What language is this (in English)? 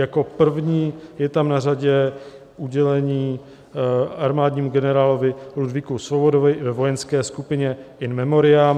Czech